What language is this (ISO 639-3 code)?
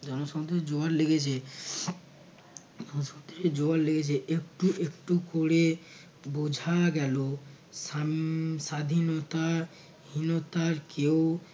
ben